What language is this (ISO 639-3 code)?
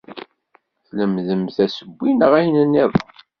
kab